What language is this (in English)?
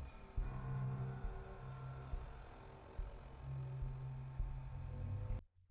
Spanish